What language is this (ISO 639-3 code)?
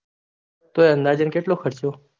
guj